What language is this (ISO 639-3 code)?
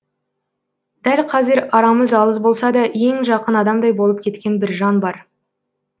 kaz